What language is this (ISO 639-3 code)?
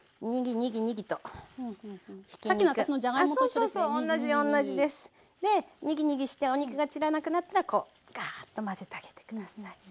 jpn